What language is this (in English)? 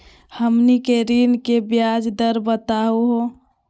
Magahi